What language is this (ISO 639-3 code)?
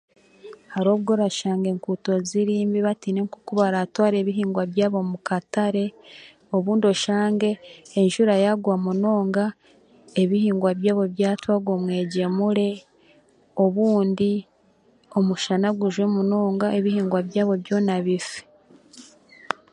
cgg